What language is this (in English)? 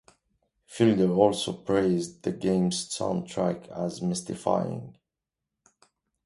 English